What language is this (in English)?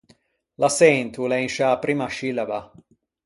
Ligurian